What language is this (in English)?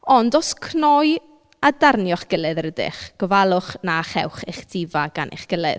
Welsh